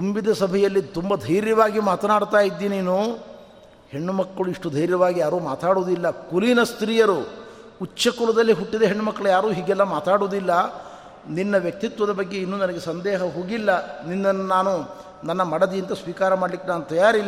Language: Kannada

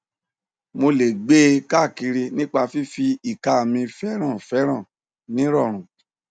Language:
Yoruba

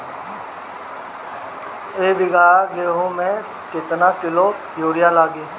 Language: Bhojpuri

